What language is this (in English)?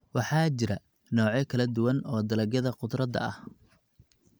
Somali